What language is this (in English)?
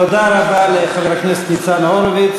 Hebrew